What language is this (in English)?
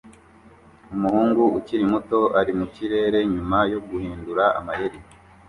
Kinyarwanda